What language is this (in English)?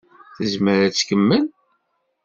Kabyle